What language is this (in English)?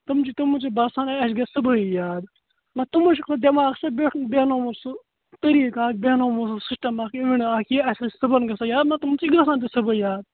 Kashmiri